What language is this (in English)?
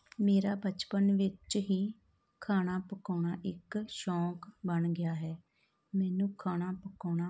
Punjabi